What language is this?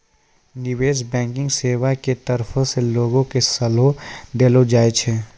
Maithili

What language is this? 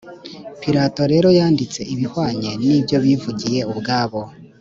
Kinyarwanda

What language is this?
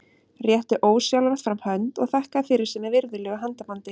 Icelandic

